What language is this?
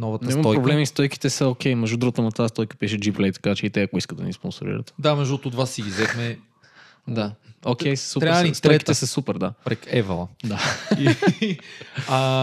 Bulgarian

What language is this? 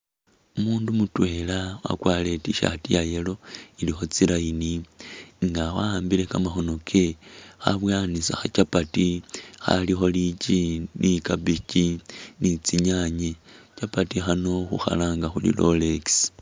Masaaba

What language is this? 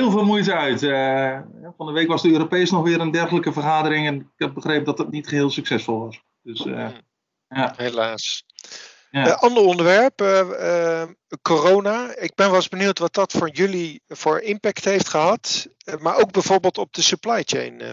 Dutch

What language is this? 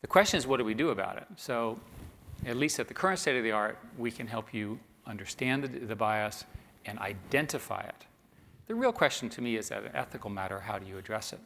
English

